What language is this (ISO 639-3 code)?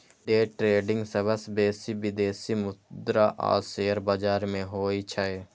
mai